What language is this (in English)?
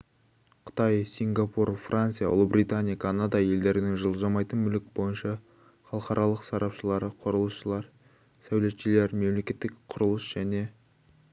Kazakh